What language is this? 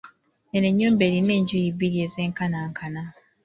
Ganda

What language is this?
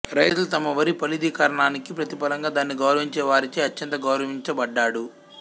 Telugu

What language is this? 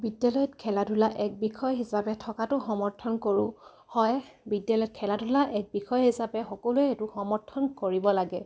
Assamese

